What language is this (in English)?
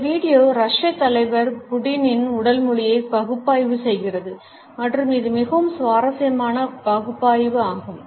Tamil